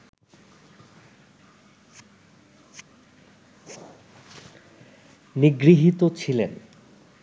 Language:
Bangla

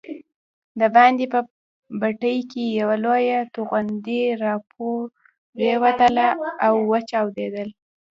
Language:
Pashto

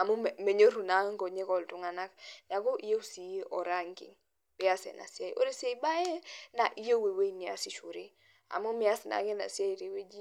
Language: Masai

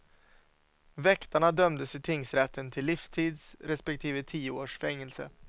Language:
Swedish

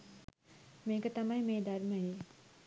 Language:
Sinhala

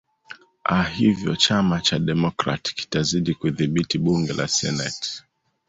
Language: Swahili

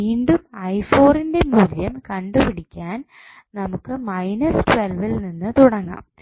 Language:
Malayalam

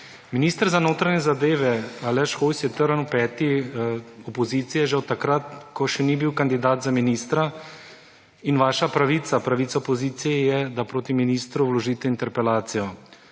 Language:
Slovenian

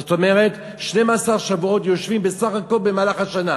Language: Hebrew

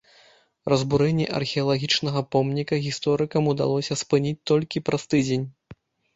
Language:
Belarusian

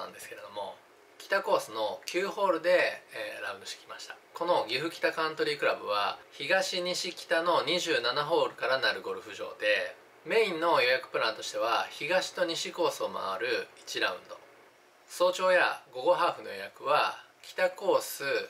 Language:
Japanese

